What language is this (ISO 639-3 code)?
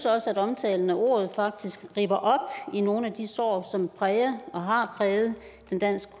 dan